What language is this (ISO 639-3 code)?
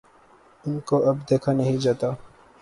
urd